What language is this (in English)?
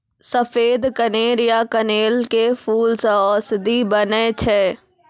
Maithili